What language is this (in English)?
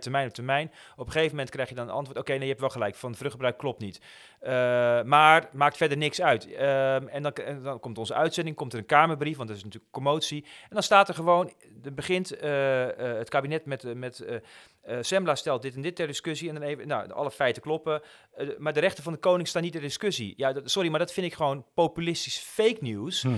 Dutch